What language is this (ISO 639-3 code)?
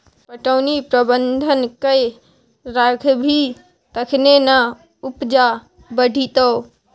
mai